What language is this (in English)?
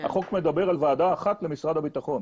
Hebrew